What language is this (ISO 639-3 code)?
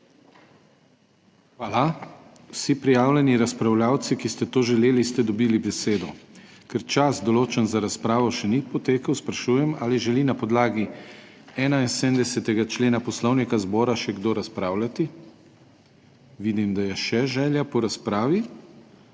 slv